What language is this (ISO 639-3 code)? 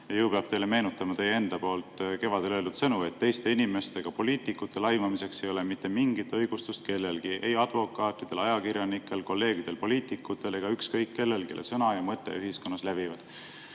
est